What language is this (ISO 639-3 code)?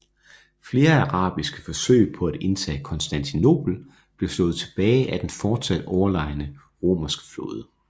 dan